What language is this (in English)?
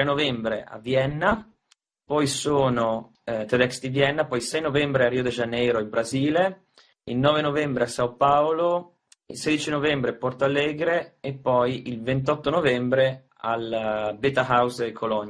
Italian